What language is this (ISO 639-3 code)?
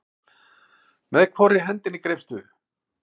isl